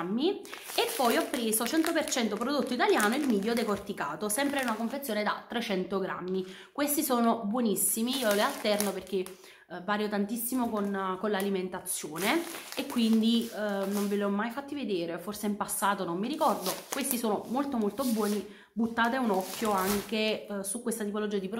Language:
Italian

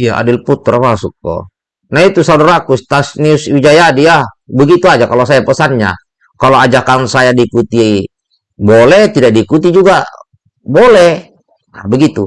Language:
Indonesian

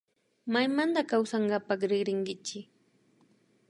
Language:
Imbabura Highland Quichua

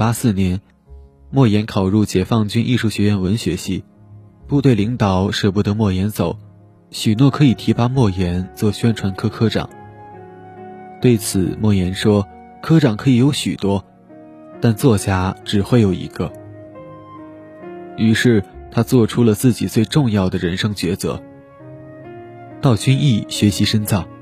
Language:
Chinese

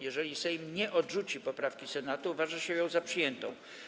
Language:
Polish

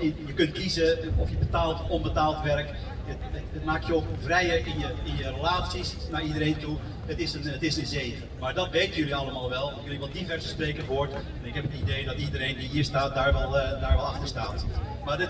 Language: Dutch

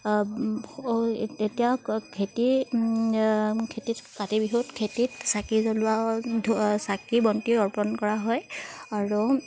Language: Assamese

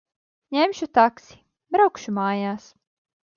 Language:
Latvian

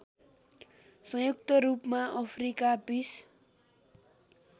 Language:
Nepali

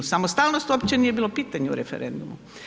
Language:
Croatian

